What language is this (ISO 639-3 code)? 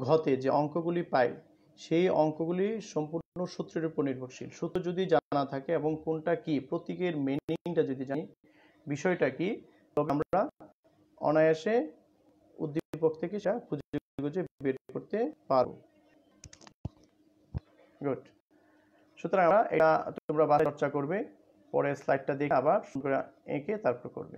hin